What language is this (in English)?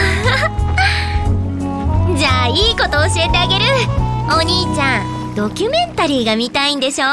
Japanese